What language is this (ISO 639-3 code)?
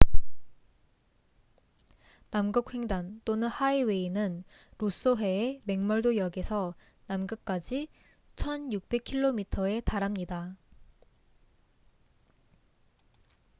kor